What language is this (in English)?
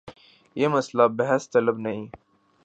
Urdu